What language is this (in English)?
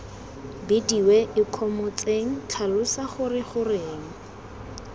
Tswana